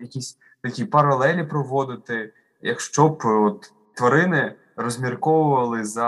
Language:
Ukrainian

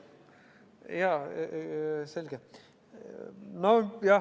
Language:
Estonian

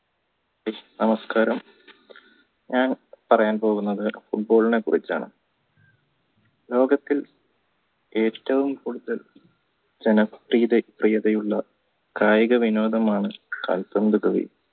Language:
Malayalam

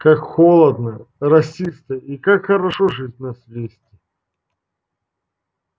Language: Russian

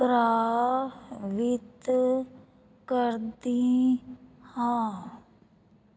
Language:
Punjabi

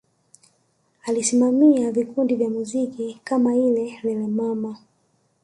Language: Swahili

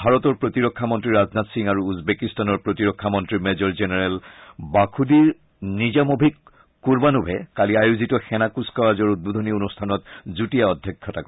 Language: Assamese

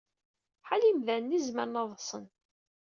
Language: Kabyle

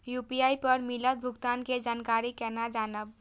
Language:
Maithili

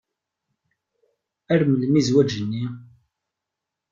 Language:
Kabyle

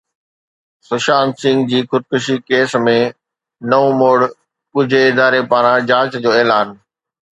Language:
Sindhi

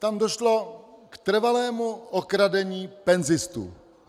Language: Czech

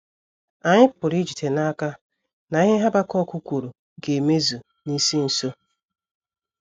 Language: Igbo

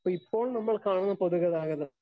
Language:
Malayalam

